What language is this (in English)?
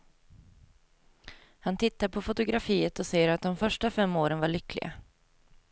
Swedish